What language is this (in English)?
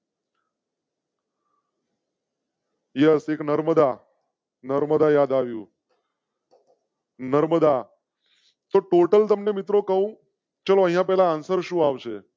Gujarati